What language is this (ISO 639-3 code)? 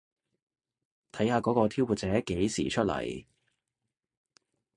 yue